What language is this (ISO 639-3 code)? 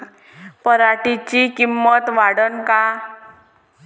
mar